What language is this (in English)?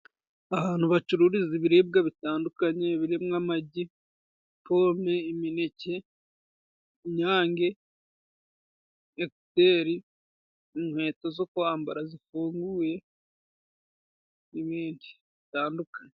Kinyarwanda